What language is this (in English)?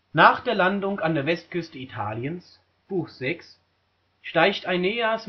German